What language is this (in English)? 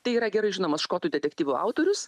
Lithuanian